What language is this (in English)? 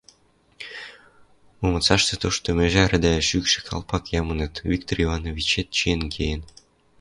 Western Mari